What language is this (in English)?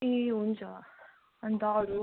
Nepali